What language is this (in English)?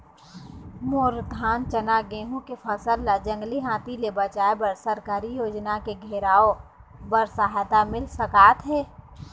Chhattisgarhi